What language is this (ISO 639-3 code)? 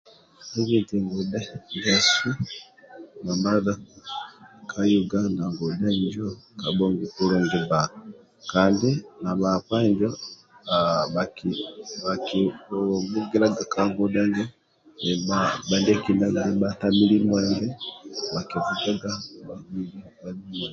rwm